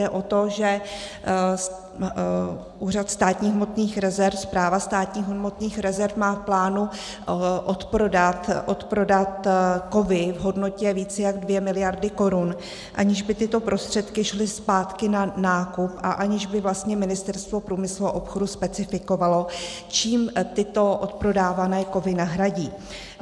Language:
Czech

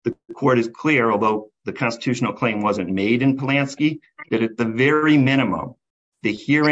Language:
English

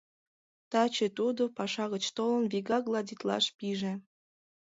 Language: Mari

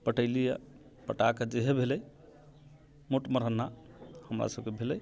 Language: Maithili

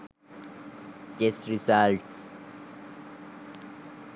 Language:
Sinhala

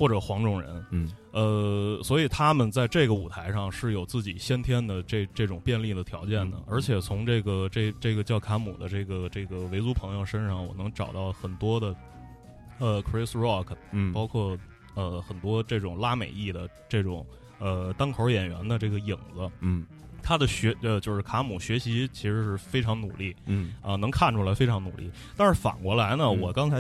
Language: Chinese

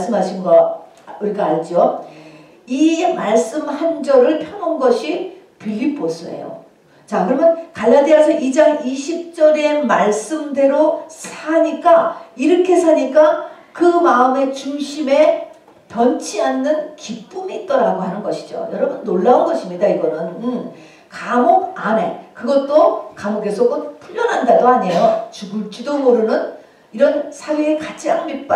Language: Korean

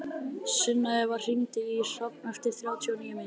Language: Icelandic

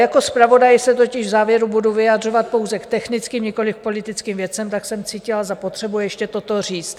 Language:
Czech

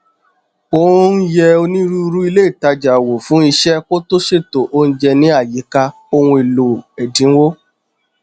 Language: Yoruba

